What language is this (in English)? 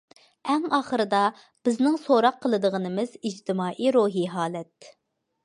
Uyghur